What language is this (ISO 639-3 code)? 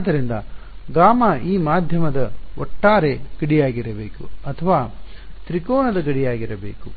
kan